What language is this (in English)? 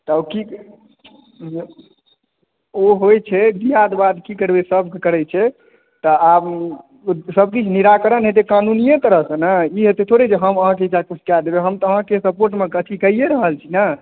Maithili